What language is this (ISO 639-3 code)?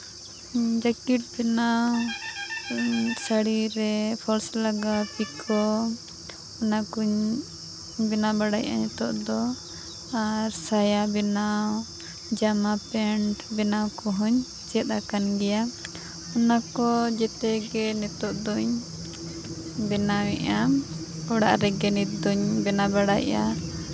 sat